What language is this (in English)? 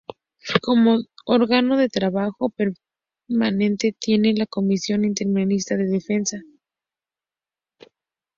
Spanish